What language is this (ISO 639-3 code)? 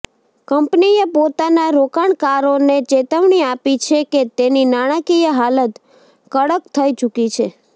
guj